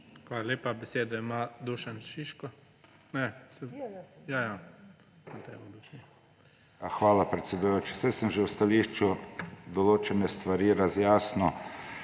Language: Slovenian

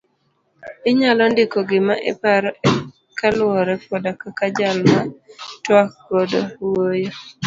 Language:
Luo (Kenya and Tanzania)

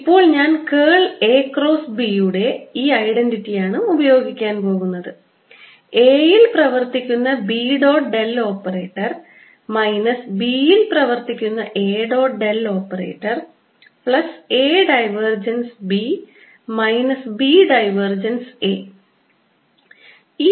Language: Malayalam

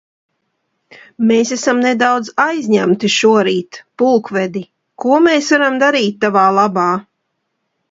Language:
Latvian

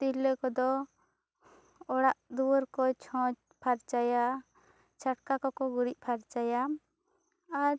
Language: Santali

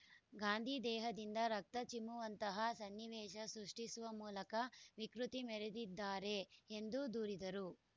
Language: Kannada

